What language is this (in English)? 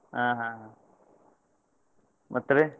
Kannada